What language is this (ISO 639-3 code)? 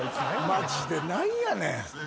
jpn